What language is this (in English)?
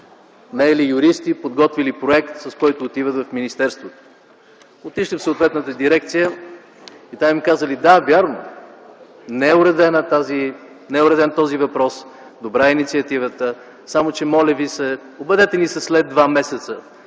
Bulgarian